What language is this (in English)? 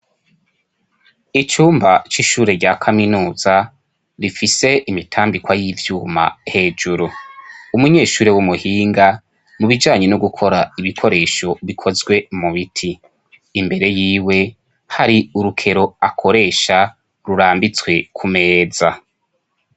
Rundi